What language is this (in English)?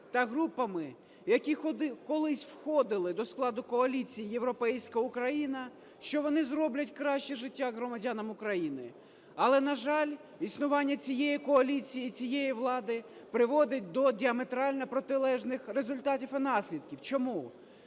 Ukrainian